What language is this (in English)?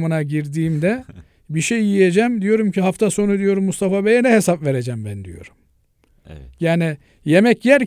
Turkish